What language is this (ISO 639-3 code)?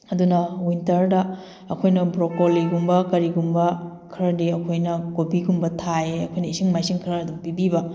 mni